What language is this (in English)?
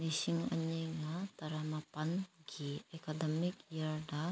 Manipuri